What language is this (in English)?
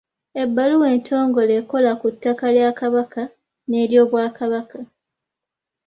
Ganda